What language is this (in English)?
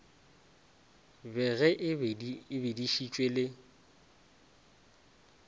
Northern Sotho